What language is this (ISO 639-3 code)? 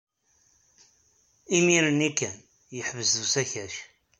kab